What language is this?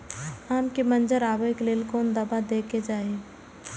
Maithili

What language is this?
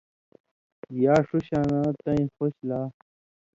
Indus Kohistani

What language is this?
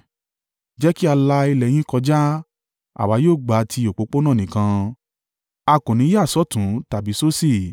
Yoruba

